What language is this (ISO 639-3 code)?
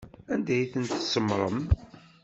kab